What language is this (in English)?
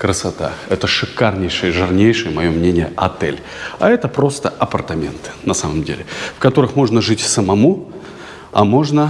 Russian